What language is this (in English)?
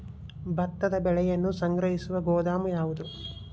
Kannada